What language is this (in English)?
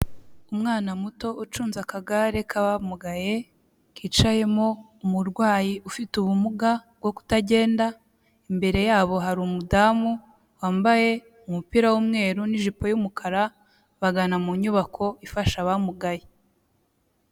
Kinyarwanda